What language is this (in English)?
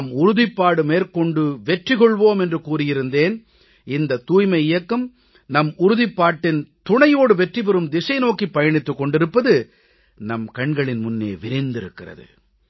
Tamil